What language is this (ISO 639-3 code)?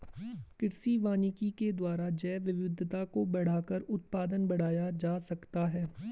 hin